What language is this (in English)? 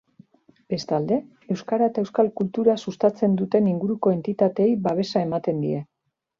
Basque